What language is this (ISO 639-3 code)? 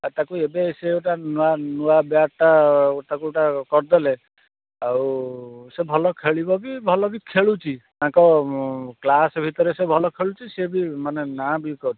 ori